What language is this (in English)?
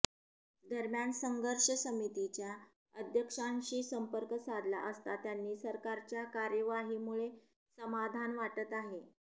Marathi